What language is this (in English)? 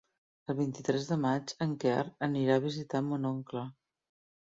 Catalan